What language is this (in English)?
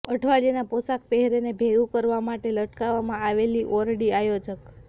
Gujarati